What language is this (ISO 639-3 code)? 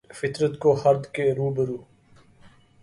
urd